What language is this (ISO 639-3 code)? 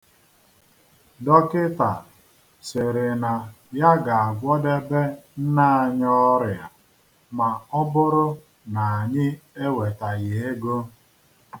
ibo